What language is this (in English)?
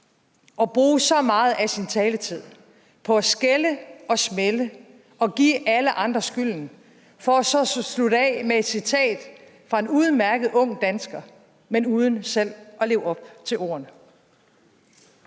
Danish